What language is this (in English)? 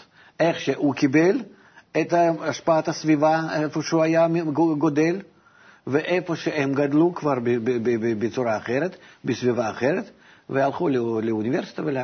Hebrew